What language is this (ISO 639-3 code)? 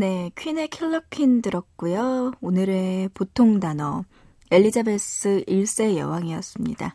kor